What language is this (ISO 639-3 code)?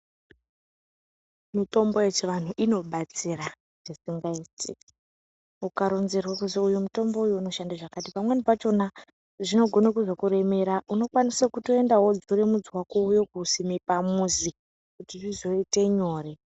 ndc